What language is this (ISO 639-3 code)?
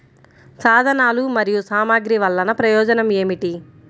tel